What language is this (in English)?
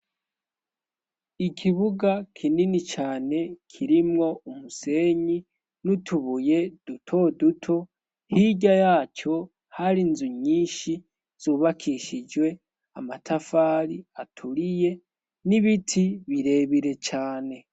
Rundi